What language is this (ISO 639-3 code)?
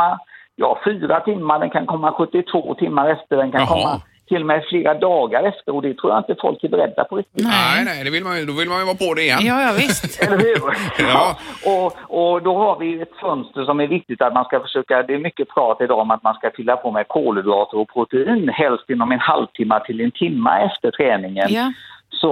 swe